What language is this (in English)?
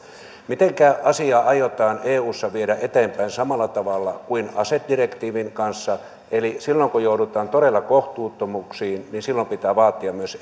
Finnish